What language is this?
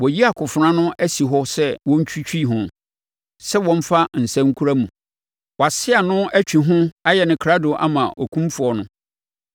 Akan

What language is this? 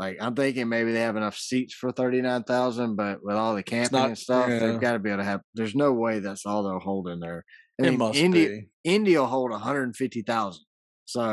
English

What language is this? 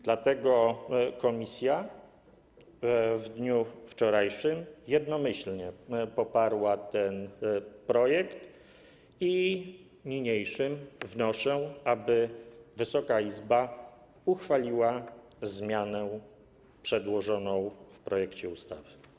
Polish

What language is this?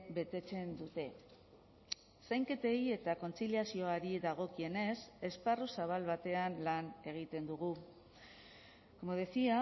Basque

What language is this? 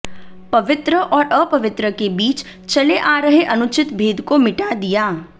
Hindi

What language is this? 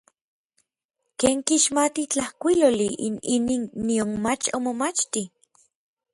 Orizaba Nahuatl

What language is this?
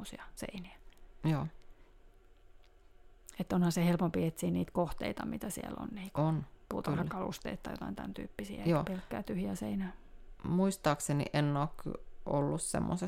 Finnish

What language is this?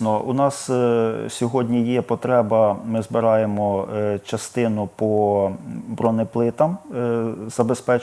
Ukrainian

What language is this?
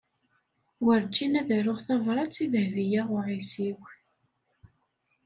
Kabyle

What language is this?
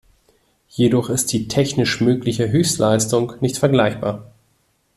German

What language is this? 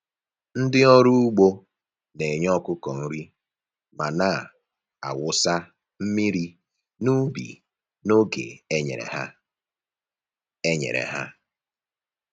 Igbo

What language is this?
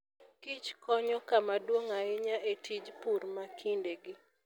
Luo (Kenya and Tanzania)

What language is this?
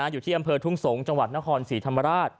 Thai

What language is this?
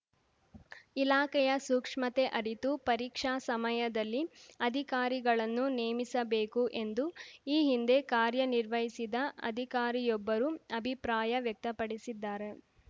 Kannada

